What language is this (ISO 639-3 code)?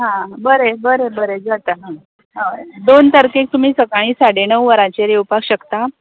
kok